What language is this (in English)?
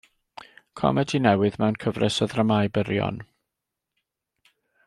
Welsh